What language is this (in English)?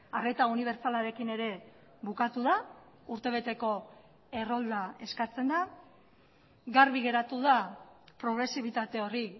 Basque